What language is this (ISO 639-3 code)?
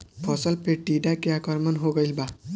bho